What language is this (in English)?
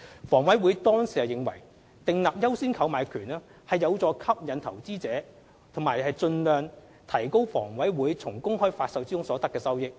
Cantonese